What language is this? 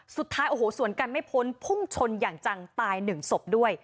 Thai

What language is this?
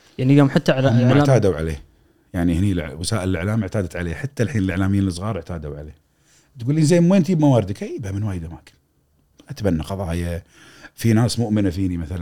Arabic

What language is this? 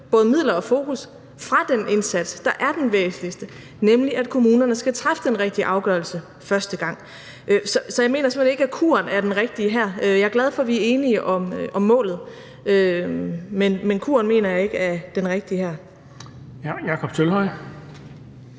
Danish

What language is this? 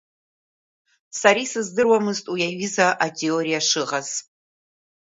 Abkhazian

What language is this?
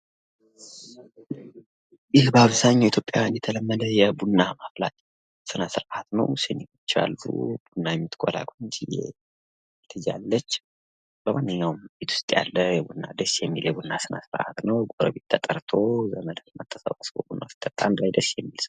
Amharic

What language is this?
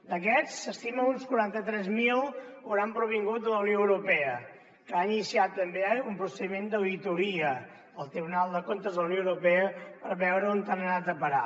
Catalan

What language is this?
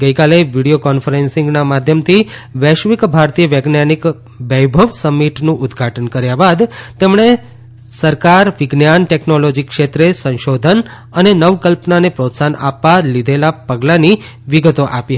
Gujarati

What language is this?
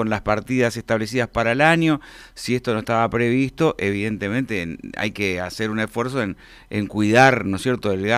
Spanish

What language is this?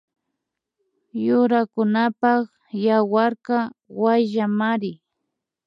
Imbabura Highland Quichua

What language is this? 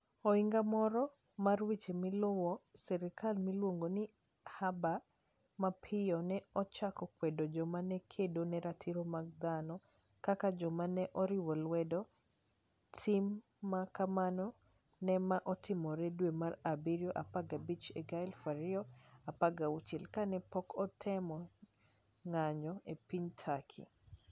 Luo (Kenya and Tanzania)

